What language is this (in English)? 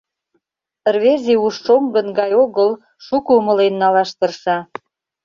Mari